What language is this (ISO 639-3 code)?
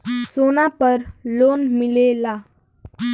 bho